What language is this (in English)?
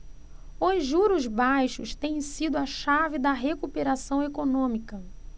Portuguese